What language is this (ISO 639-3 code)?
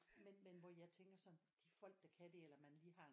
dan